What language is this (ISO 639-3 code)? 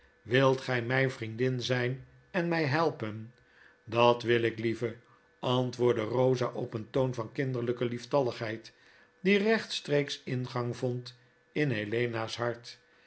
nld